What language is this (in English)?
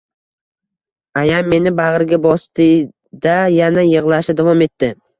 Uzbek